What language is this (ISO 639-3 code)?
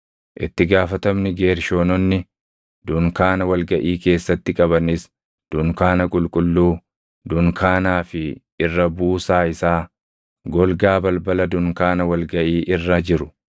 orm